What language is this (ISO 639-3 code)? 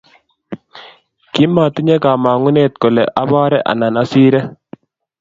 kln